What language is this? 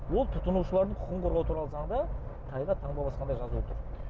Kazakh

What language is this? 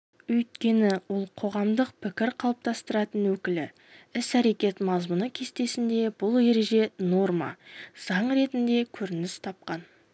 Kazakh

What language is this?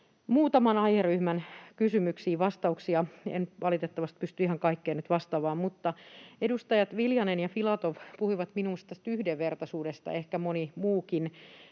Finnish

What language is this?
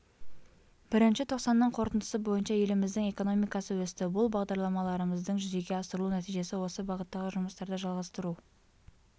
Kazakh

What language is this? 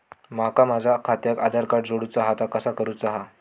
Marathi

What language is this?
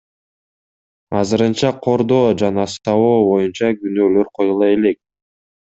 Kyrgyz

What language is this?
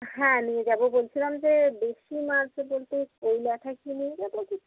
Bangla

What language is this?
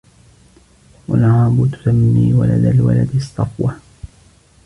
Arabic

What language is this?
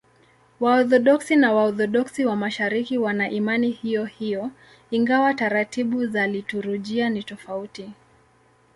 Swahili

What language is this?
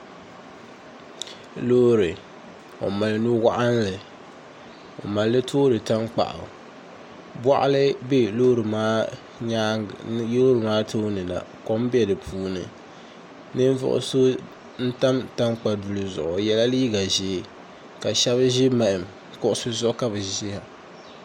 Dagbani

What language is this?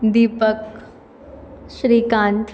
Marathi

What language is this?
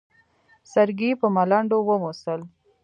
Pashto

